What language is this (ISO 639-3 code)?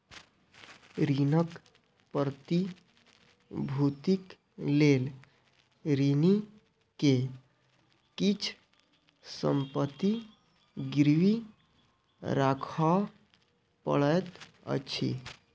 mai